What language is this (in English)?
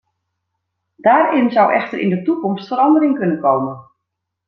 Dutch